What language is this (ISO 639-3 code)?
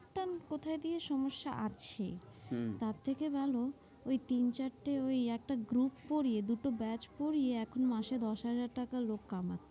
ben